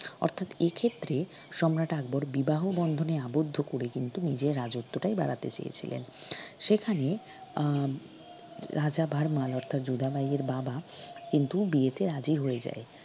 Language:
Bangla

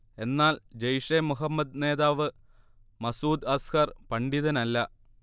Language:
Malayalam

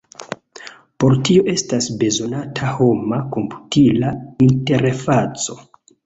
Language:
Esperanto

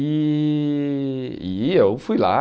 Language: Portuguese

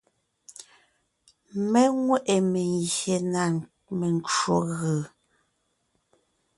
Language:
Ngiemboon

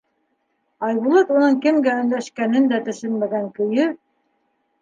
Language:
Bashkir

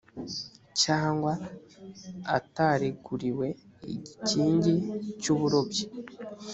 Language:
Kinyarwanda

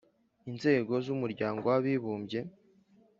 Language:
Kinyarwanda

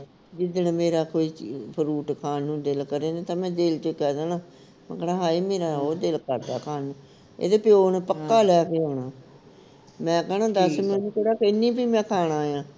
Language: Punjabi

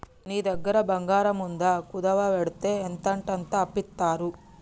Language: Telugu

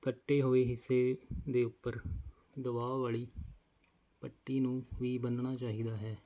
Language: Punjabi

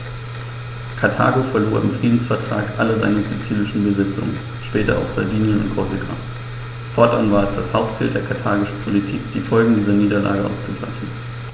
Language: German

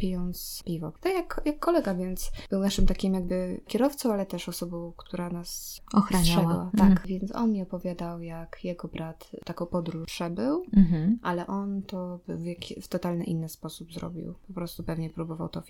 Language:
Polish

